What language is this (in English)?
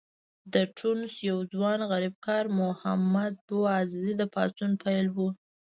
Pashto